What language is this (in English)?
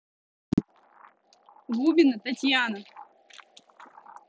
Russian